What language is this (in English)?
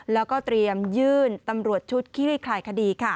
Thai